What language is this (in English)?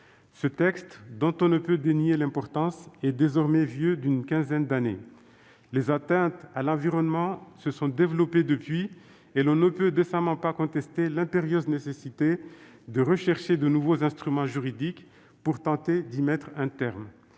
French